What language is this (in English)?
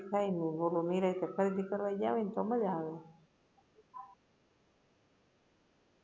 Gujarati